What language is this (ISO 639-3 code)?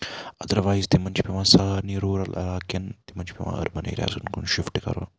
kas